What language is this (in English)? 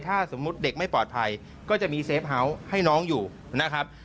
Thai